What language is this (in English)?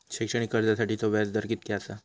Marathi